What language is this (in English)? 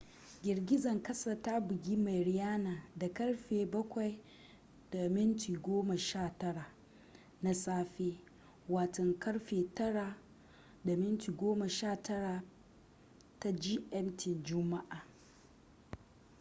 Hausa